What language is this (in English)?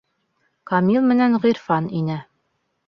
Bashkir